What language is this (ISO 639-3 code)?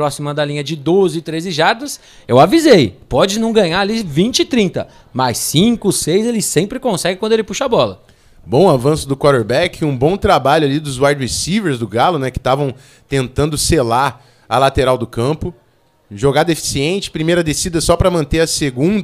por